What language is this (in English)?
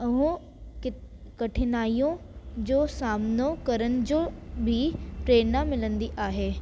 Sindhi